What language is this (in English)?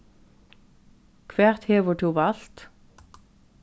Faroese